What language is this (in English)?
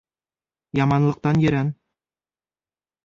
Bashkir